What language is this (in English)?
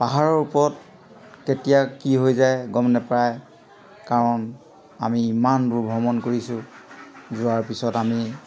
Assamese